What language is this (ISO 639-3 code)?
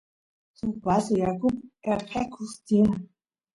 qus